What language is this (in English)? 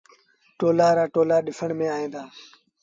Sindhi Bhil